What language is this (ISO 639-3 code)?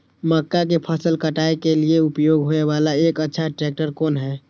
mai